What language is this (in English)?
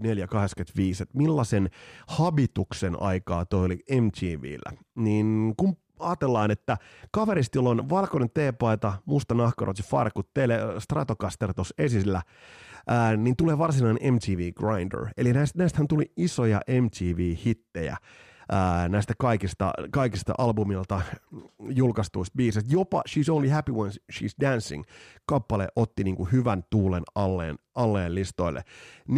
Finnish